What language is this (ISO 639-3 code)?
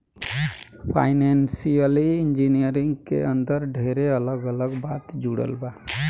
bho